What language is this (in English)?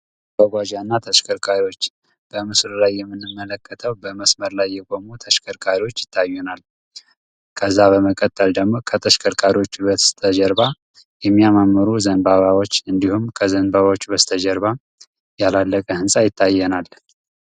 Amharic